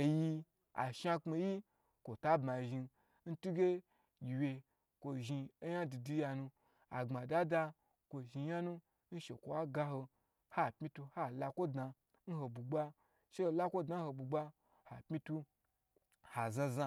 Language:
Gbagyi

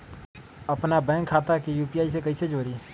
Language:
Magahi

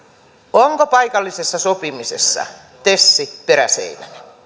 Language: Finnish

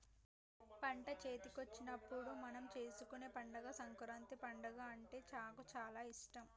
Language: Telugu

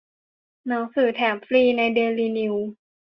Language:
Thai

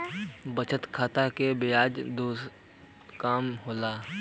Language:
Bhojpuri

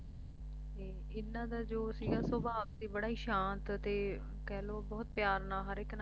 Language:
Punjabi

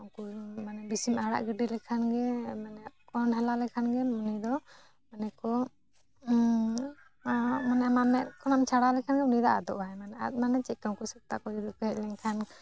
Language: Santali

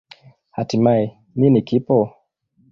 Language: Swahili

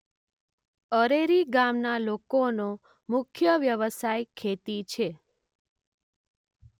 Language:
Gujarati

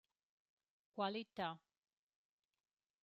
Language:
Romansh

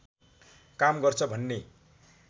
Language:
Nepali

